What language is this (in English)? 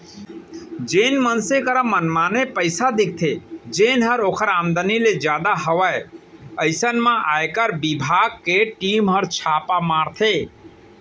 Chhattisgarhi